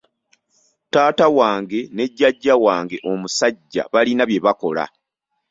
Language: Ganda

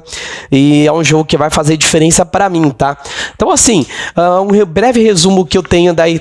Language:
Portuguese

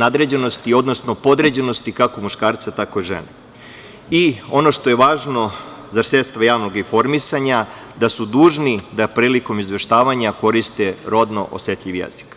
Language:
Serbian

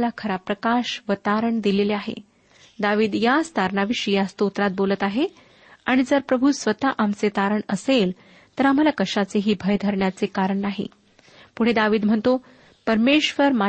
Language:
Marathi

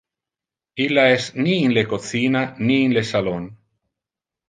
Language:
Interlingua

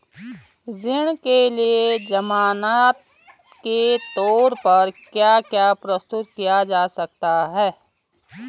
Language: Hindi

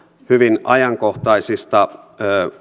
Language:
Finnish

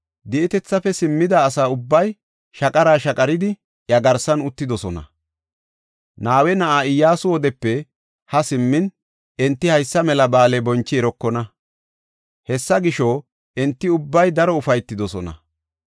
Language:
Gofa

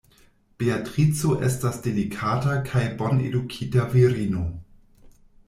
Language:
Esperanto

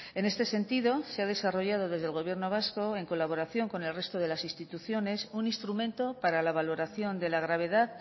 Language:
Spanish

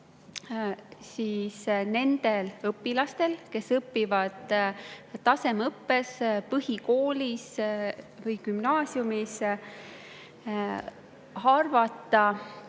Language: Estonian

